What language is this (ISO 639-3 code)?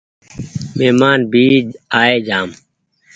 gig